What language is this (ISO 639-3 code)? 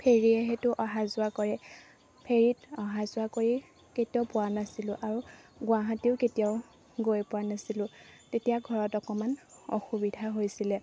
asm